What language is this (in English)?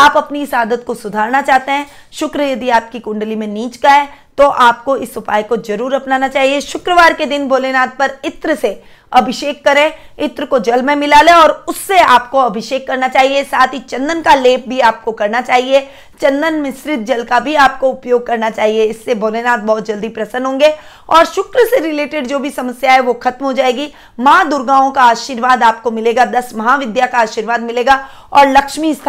Hindi